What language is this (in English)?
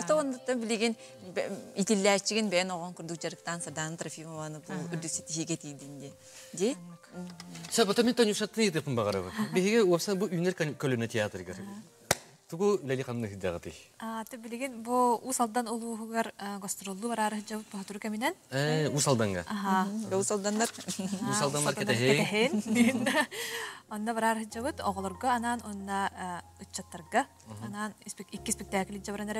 Turkish